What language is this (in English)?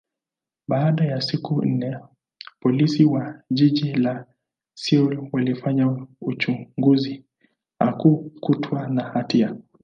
Swahili